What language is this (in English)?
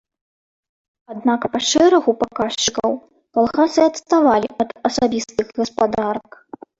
Belarusian